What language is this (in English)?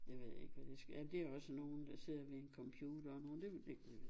Danish